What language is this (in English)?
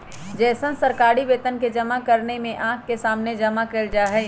Magahi